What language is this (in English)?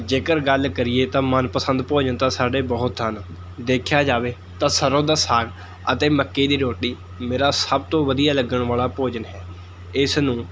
Punjabi